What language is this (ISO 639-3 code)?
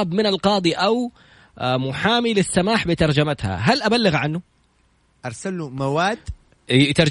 ara